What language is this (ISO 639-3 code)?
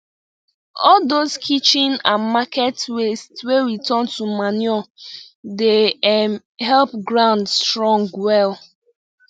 pcm